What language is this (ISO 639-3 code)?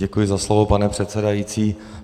ces